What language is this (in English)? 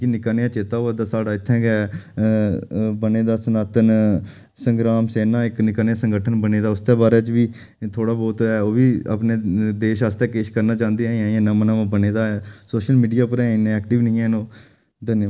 Dogri